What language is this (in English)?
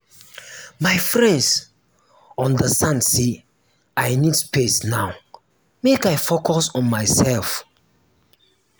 Nigerian Pidgin